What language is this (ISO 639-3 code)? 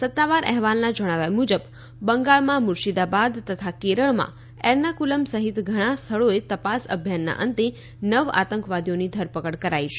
guj